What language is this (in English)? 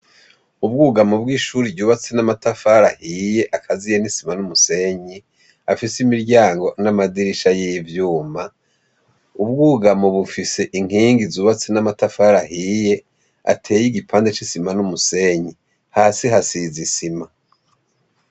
Rundi